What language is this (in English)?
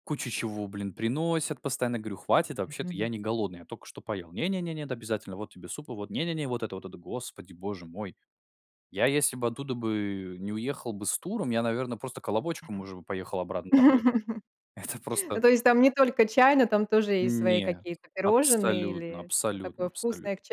Russian